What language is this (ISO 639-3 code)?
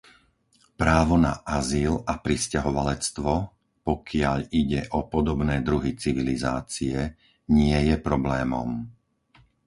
slk